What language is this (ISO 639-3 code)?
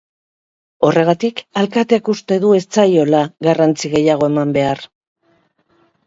eus